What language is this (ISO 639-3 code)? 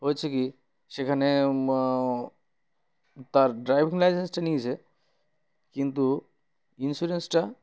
ben